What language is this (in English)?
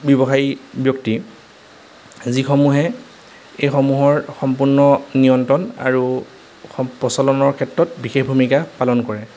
Assamese